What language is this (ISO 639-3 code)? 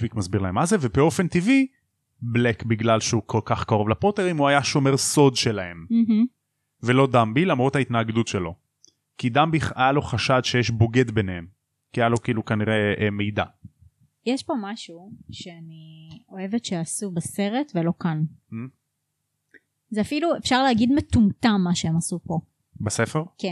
heb